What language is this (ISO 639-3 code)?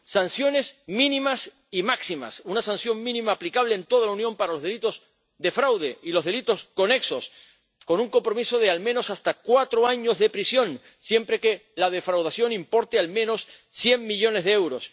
spa